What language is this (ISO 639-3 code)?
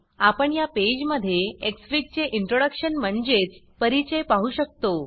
mar